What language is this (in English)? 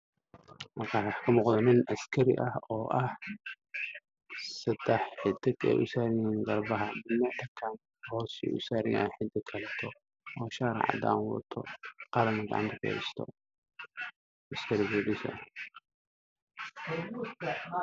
Somali